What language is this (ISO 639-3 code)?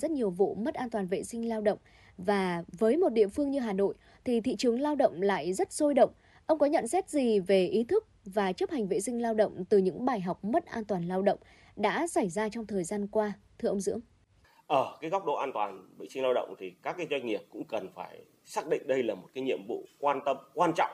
vie